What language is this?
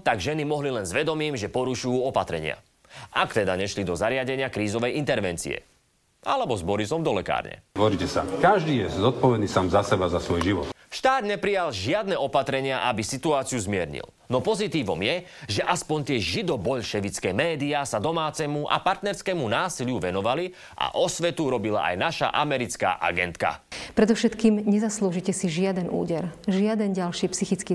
Slovak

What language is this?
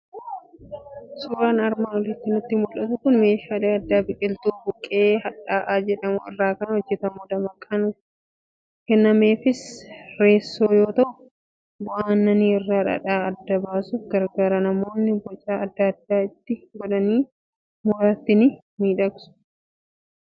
Oromo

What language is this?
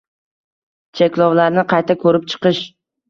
Uzbek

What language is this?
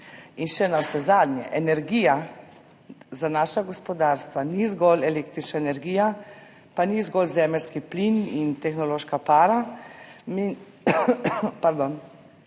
Slovenian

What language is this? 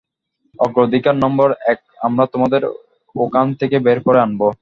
Bangla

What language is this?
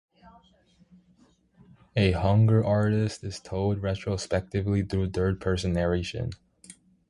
English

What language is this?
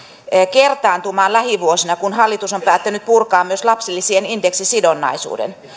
Finnish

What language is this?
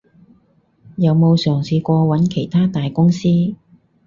Cantonese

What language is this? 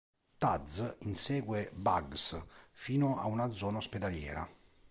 Italian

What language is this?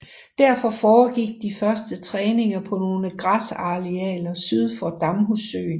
Danish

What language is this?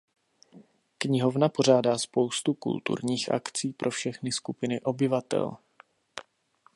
Czech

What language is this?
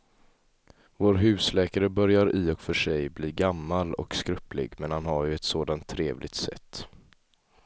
Swedish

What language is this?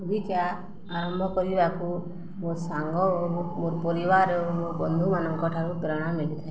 Odia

